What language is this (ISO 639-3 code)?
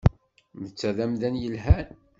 kab